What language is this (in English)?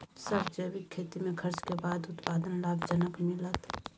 Maithili